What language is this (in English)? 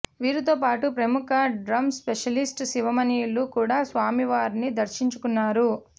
Telugu